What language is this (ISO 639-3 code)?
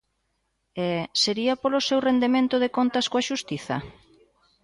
glg